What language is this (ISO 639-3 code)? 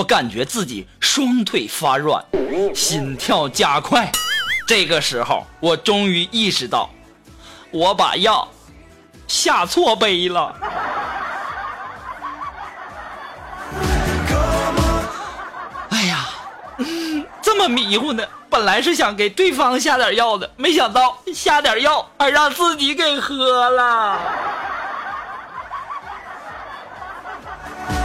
zho